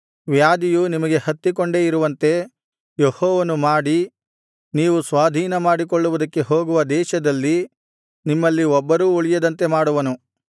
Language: Kannada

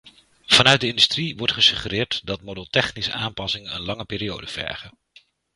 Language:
Dutch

